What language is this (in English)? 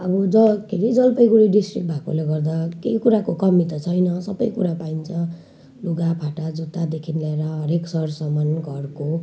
Nepali